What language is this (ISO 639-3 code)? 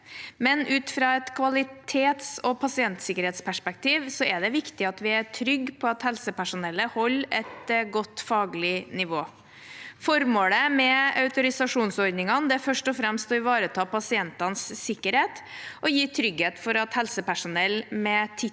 nor